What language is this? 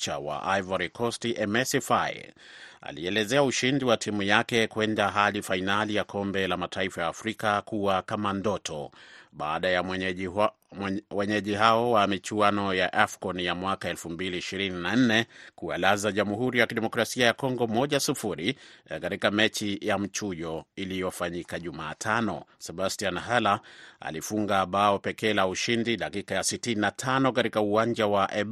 Swahili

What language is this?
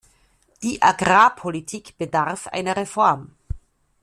German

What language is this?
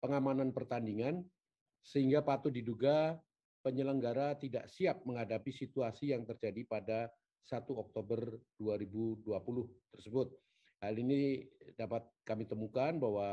Indonesian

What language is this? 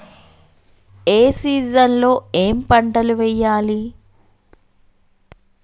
Telugu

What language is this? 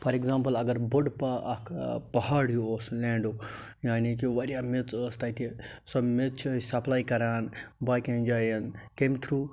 Kashmiri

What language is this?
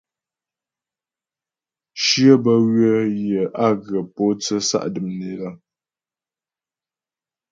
Ghomala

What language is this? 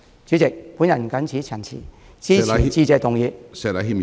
Cantonese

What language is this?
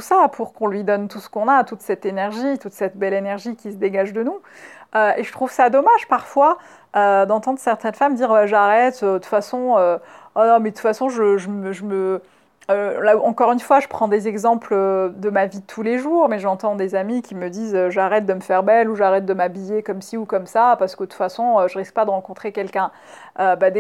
French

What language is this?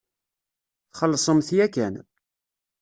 Kabyle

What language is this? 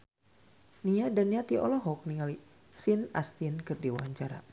Sundanese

